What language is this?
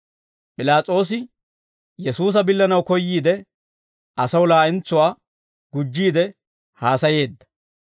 Dawro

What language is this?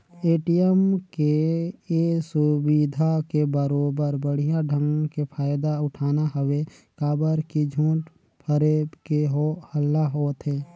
Chhattisgarhi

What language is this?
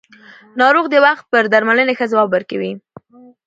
Pashto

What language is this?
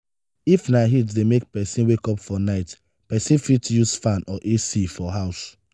Nigerian Pidgin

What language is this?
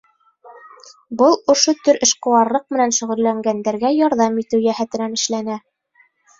Bashkir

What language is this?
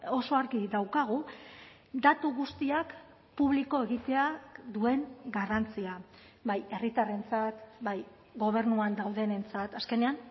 Basque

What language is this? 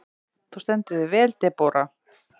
Icelandic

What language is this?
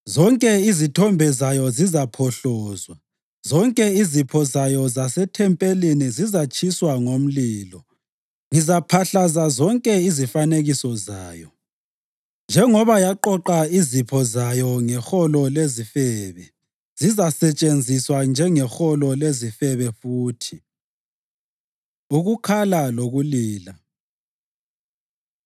North Ndebele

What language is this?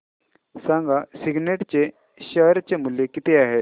Marathi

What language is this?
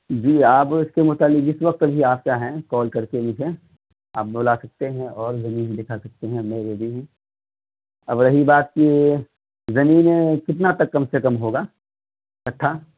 Urdu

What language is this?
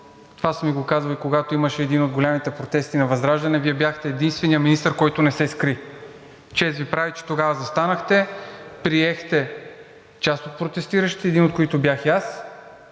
Bulgarian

